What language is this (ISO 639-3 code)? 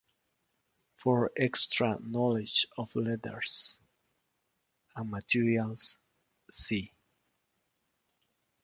eng